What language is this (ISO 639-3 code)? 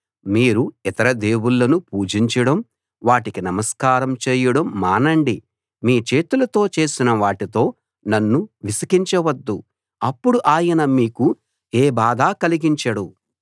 tel